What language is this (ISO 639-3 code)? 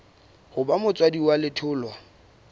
sot